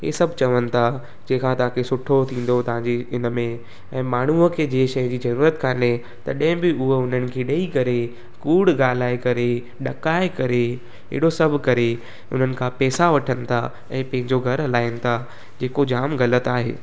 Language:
Sindhi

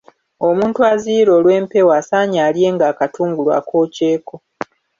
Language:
Ganda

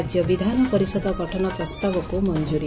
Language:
Odia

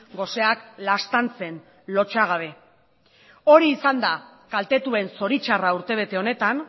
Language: Basque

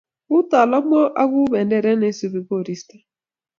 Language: Kalenjin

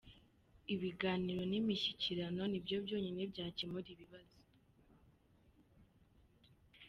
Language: Kinyarwanda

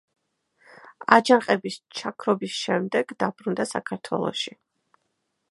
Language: Georgian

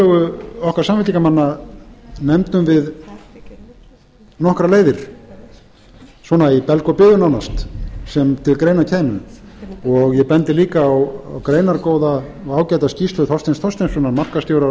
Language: Icelandic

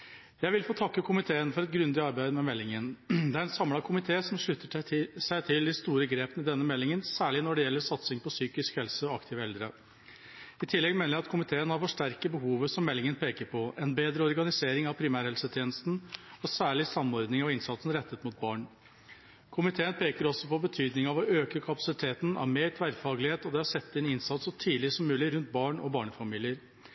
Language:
Norwegian Bokmål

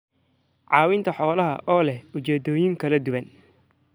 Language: Somali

